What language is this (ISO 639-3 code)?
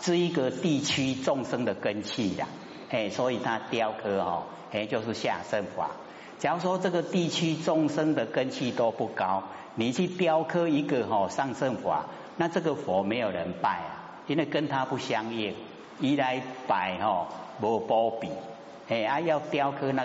zho